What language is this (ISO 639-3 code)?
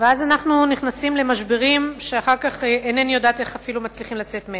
heb